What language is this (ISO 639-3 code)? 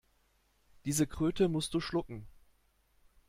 deu